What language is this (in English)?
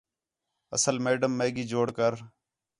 Khetrani